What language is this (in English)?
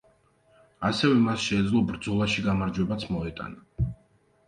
Georgian